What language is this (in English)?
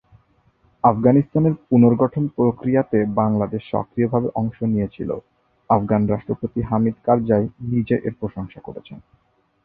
Bangla